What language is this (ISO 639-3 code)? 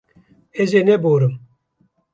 kur